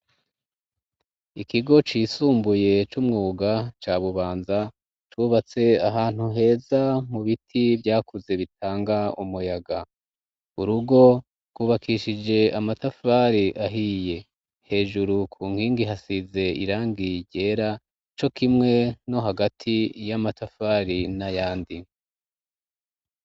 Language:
Rundi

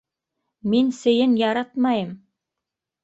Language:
Bashkir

